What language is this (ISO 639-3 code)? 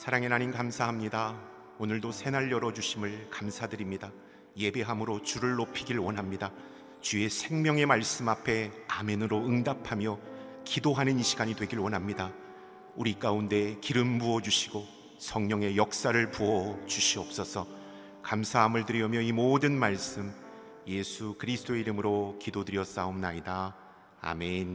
kor